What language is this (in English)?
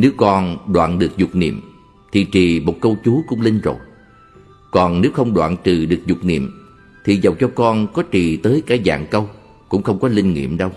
Vietnamese